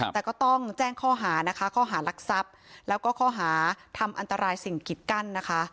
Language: Thai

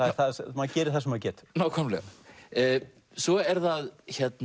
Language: Icelandic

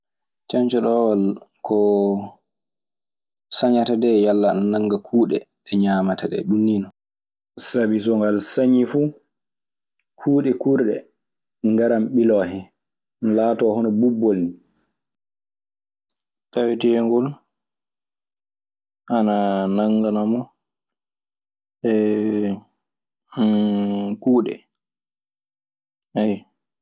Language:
Maasina Fulfulde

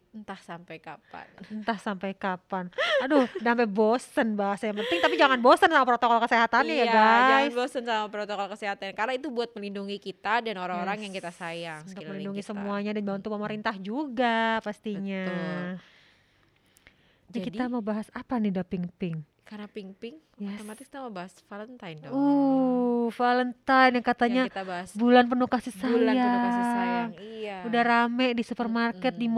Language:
Indonesian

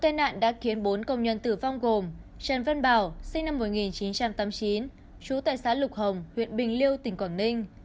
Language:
Vietnamese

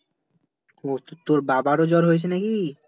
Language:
Bangla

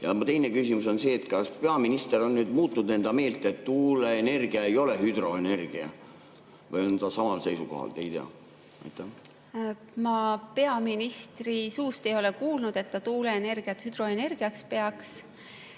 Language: Estonian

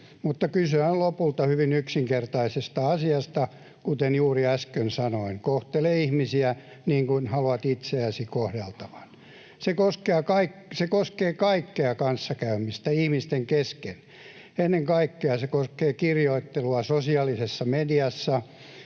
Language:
Finnish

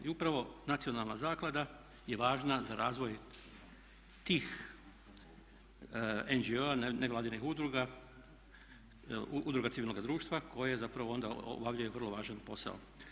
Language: Croatian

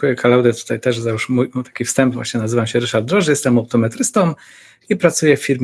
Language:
Polish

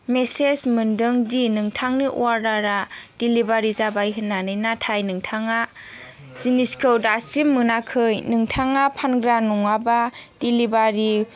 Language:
Bodo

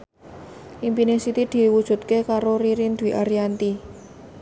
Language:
Javanese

